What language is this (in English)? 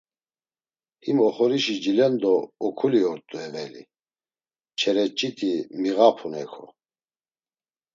Laz